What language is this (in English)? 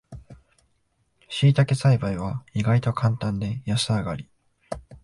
Japanese